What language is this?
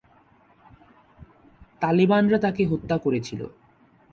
Bangla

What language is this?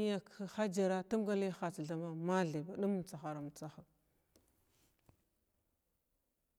Glavda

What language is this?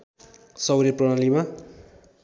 Nepali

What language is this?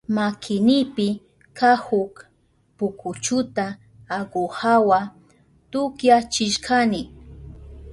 Southern Pastaza Quechua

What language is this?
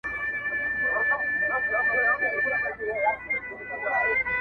Pashto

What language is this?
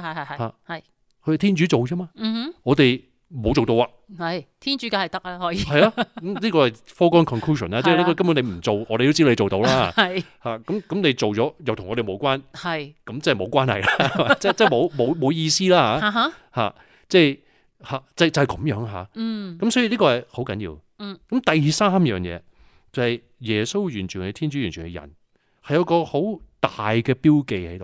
Chinese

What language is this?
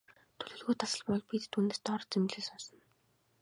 Mongolian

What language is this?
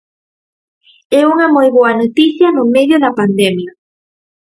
Galician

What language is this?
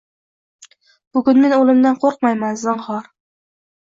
Uzbek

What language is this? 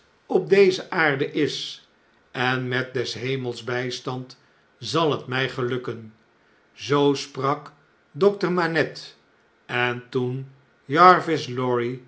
Dutch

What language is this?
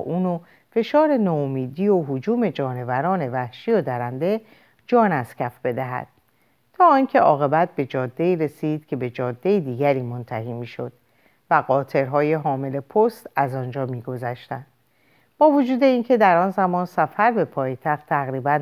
Persian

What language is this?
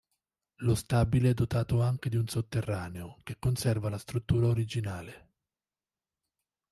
Italian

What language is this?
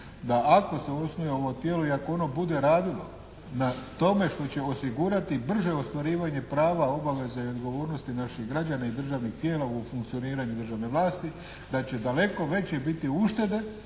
Croatian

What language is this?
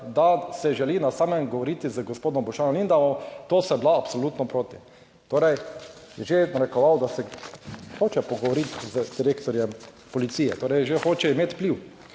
Slovenian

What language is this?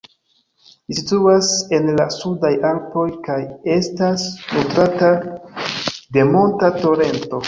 Esperanto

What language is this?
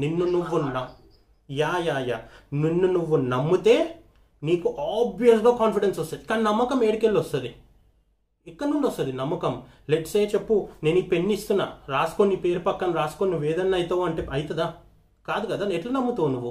Telugu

